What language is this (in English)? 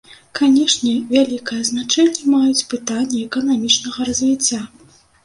Belarusian